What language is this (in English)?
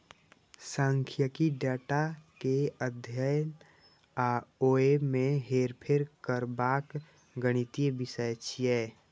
Maithili